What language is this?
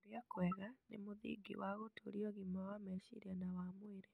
Kikuyu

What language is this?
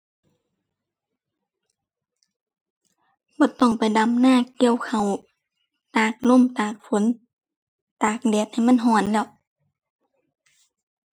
Thai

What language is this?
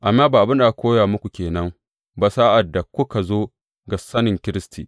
Hausa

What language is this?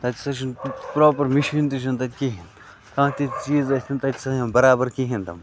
Kashmiri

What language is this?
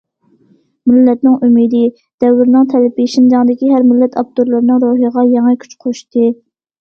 Uyghur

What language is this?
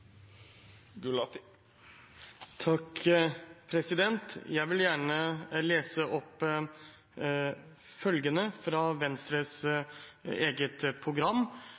Norwegian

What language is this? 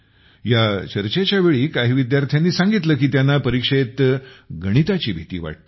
Marathi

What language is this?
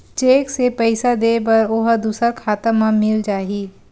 Chhattisgarhi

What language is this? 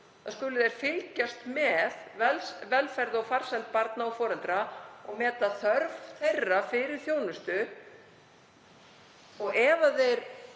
Icelandic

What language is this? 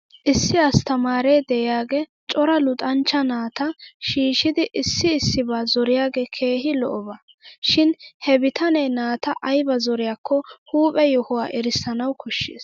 Wolaytta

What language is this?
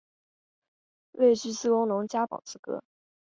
Chinese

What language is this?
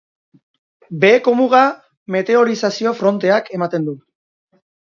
Basque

